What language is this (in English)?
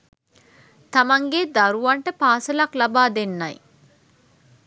Sinhala